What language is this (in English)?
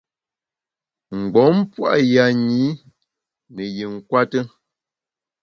Bamun